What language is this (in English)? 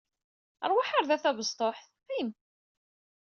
Kabyle